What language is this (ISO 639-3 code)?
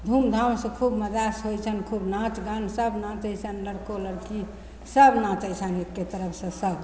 mai